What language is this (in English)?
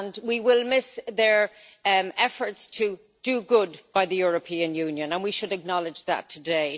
English